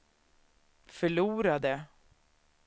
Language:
Swedish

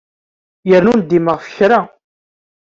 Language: Kabyle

